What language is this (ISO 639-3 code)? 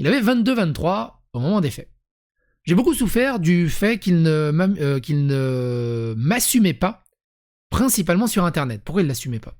fra